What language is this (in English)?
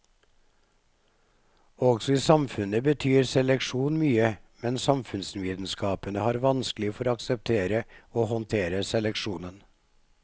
Norwegian